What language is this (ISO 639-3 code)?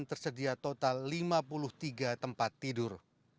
ind